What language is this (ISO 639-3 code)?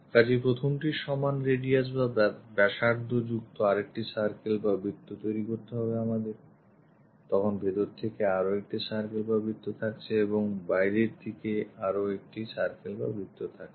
ben